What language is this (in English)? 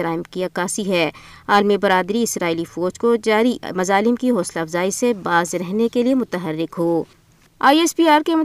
Urdu